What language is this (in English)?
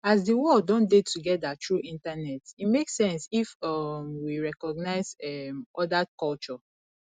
Nigerian Pidgin